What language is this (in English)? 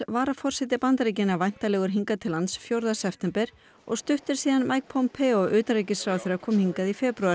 Icelandic